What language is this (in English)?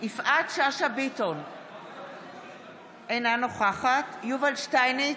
Hebrew